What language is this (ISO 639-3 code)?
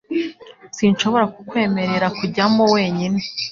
kin